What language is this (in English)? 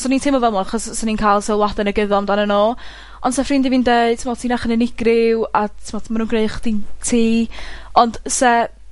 Welsh